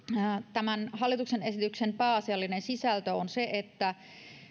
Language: Finnish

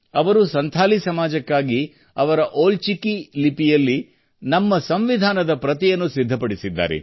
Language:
Kannada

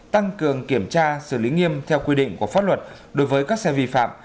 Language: Vietnamese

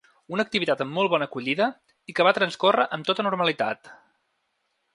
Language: Catalan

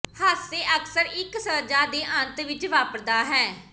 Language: Punjabi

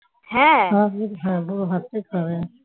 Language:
Bangla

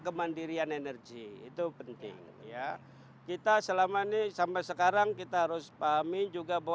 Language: Indonesian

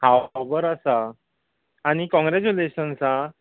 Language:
Konkani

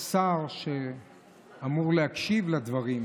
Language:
Hebrew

